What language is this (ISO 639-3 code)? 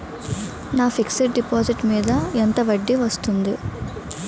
tel